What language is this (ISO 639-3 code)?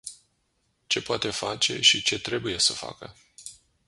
ron